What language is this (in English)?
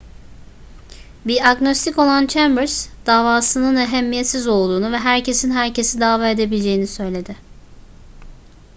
Turkish